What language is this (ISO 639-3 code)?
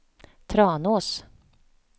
swe